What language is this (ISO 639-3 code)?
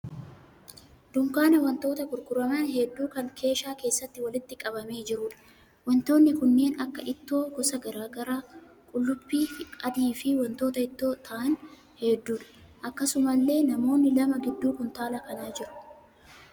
orm